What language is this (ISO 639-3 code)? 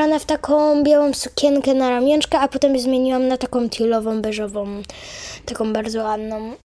pol